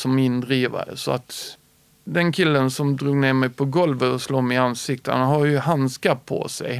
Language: Swedish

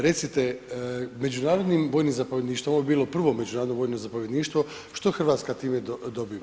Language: Croatian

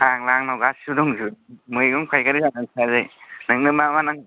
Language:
Bodo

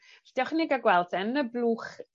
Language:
Welsh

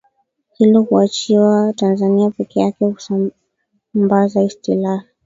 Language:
Swahili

